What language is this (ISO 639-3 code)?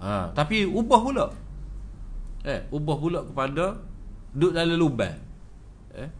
msa